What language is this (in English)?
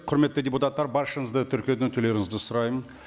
Kazakh